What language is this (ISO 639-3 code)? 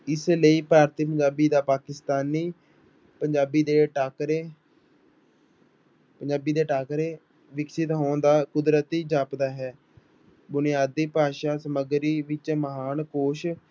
pan